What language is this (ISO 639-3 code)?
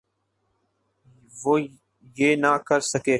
urd